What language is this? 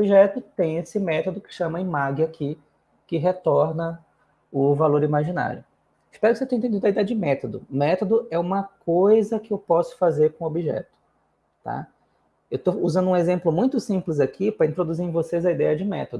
Portuguese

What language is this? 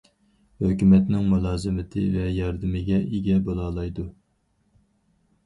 Uyghur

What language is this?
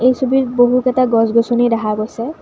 Assamese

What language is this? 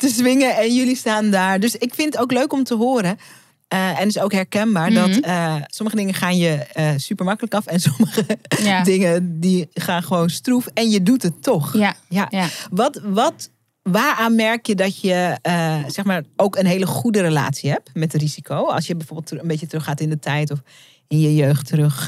Dutch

